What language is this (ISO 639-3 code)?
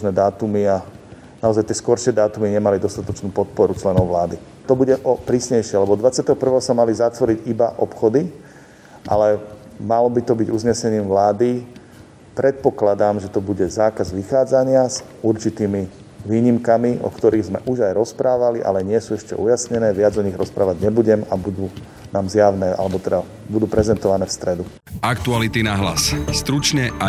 slk